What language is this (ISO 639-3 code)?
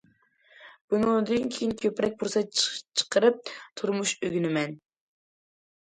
uig